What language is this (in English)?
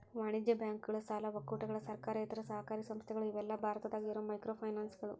Kannada